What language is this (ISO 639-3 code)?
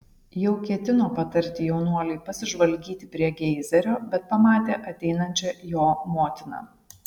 lit